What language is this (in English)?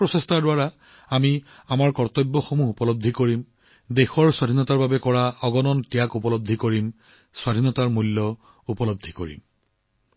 Assamese